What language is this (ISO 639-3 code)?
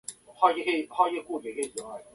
jpn